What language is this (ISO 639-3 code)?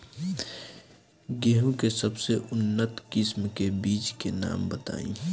bho